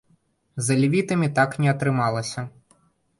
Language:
Belarusian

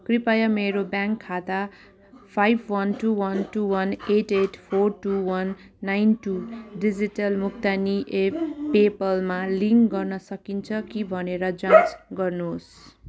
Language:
Nepali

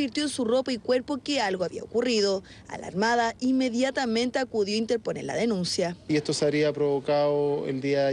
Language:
Spanish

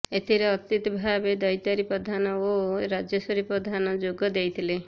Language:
Odia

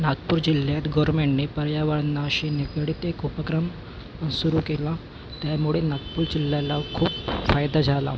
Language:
Marathi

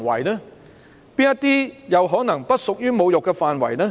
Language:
Cantonese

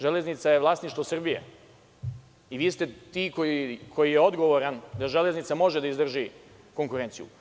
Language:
Serbian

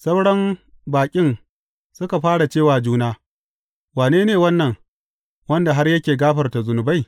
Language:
Hausa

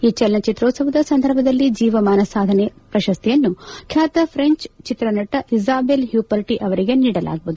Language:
Kannada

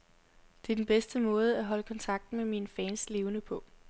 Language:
Danish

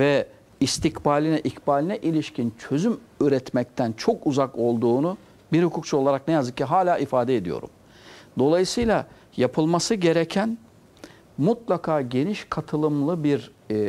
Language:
Turkish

